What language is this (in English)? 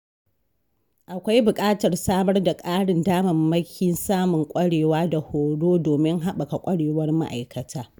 Hausa